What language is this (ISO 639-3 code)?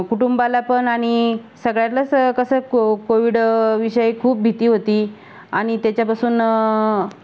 mar